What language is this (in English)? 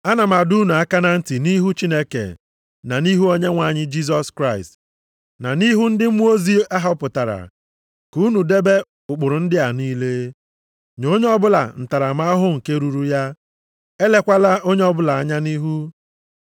Igbo